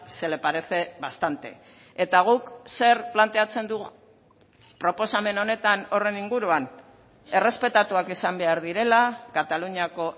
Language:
Basque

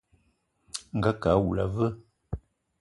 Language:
Eton (Cameroon)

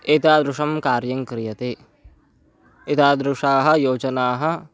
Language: Sanskrit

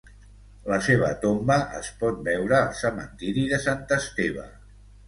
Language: Catalan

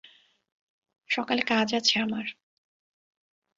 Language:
Bangla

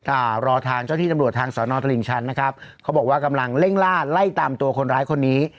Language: Thai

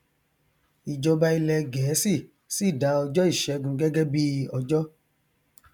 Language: Yoruba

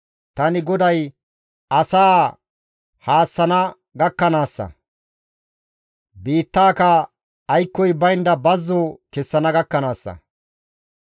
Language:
Gamo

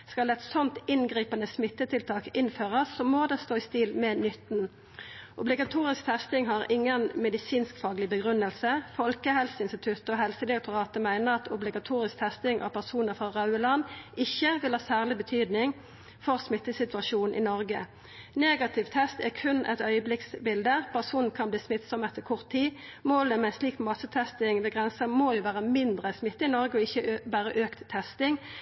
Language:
Norwegian Nynorsk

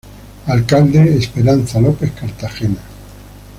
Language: Spanish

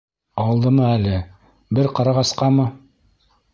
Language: Bashkir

